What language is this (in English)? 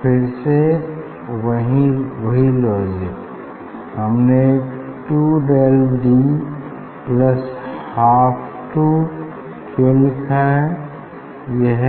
Hindi